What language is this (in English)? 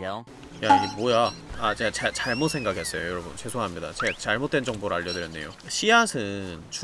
Korean